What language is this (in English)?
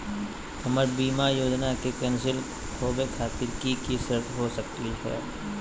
Magahi